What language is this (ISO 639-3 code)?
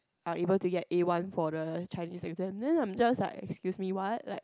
eng